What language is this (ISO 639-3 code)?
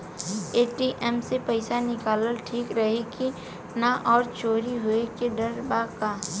bho